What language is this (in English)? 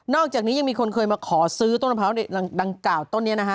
Thai